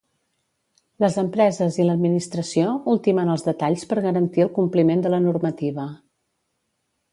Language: Catalan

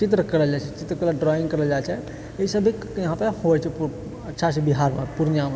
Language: Maithili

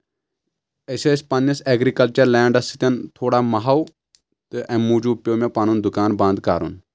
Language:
Kashmiri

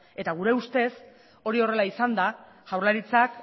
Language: Basque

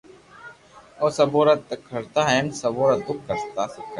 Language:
Loarki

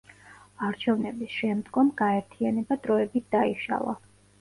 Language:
Georgian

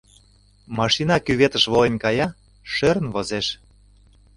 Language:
Mari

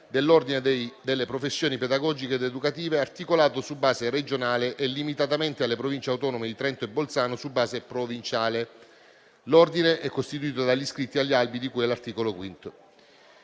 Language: Italian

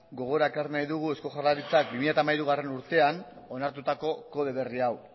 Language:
Basque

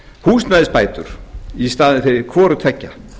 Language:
Icelandic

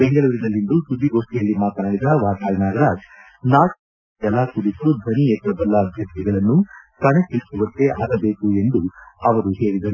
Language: Kannada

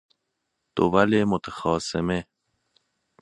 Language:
Persian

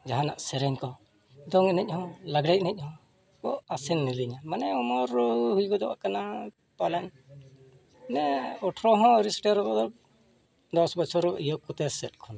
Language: Santali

